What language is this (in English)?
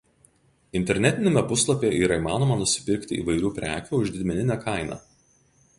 Lithuanian